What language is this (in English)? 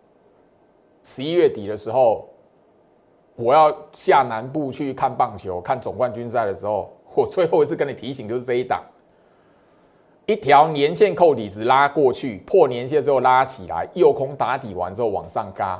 Chinese